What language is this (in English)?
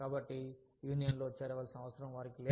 Telugu